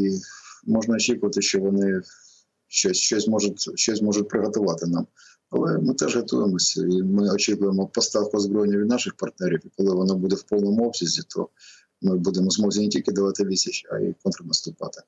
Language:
Ukrainian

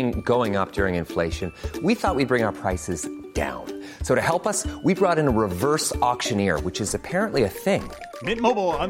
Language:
Swedish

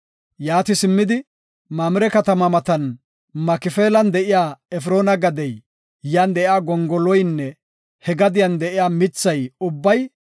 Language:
Gofa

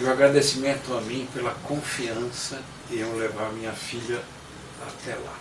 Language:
Portuguese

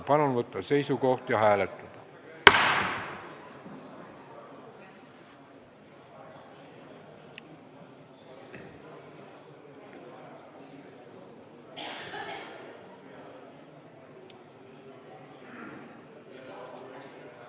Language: Estonian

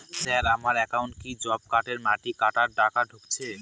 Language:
Bangla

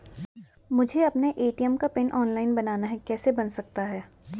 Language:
Hindi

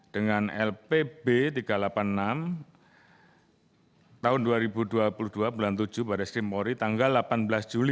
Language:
Indonesian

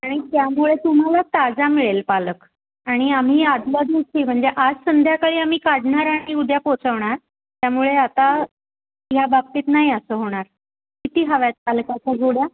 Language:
Marathi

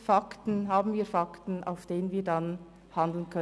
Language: Swiss German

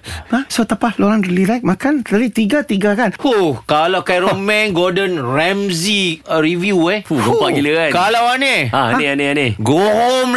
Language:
Malay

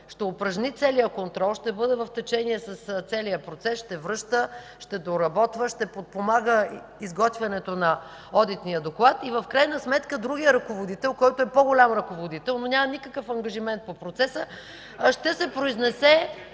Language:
Bulgarian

